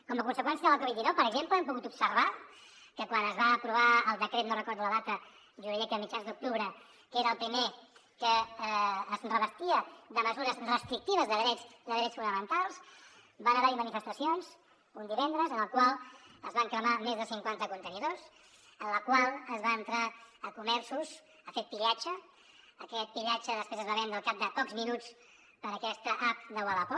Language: Catalan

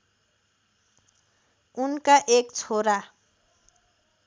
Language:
Nepali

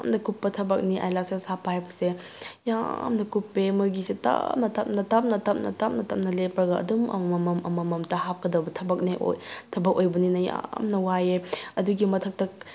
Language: Manipuri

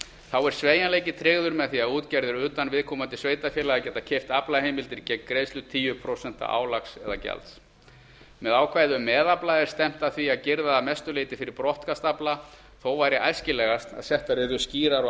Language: Icelandic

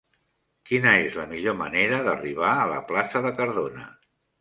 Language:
Catalan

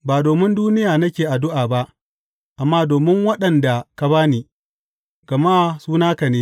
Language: Hausa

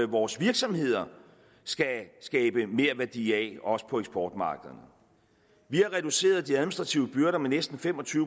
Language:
Danish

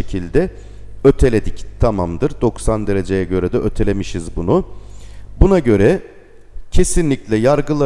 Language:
Turkish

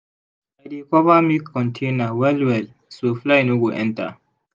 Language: Nigerian Pidgin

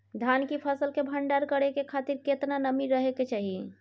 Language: Maithili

